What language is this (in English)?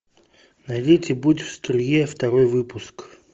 Russian